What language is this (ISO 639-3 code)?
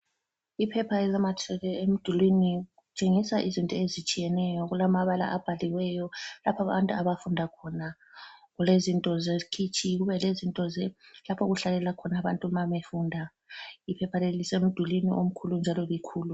nde